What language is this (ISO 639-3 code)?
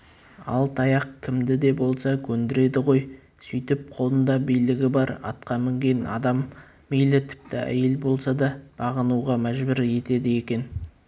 kaz